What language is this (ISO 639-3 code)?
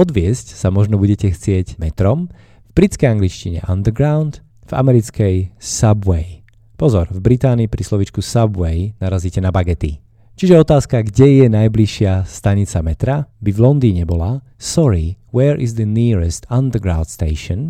slk